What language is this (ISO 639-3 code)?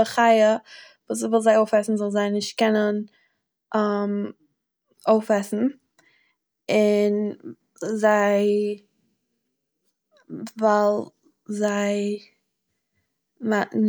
yid